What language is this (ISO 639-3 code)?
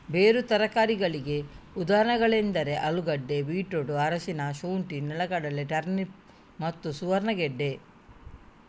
kan